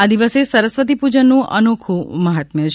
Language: Gujarati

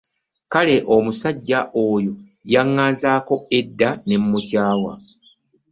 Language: Ganda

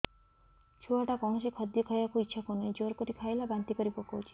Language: Odia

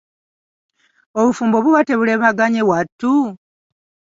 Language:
Ganda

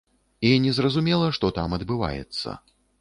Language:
Belarusian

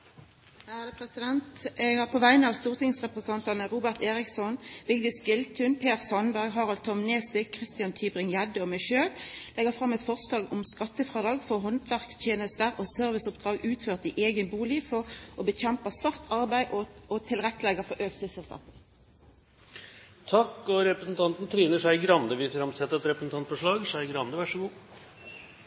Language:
Norwegian Nynorsk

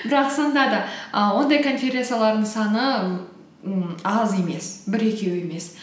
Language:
Kazakh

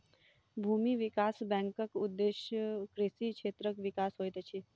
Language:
Maithili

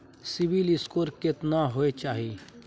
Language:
Maithili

